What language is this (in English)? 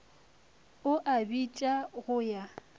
Northern Sotho